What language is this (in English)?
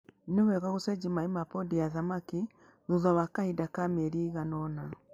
Kikuyu